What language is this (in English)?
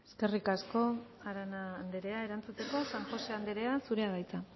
Basque